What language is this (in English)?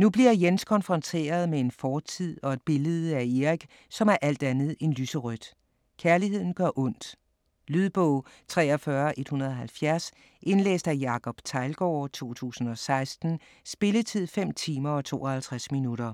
Danish